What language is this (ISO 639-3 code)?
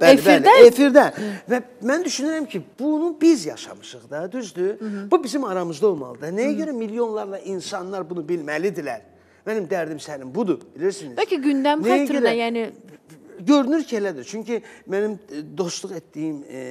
tur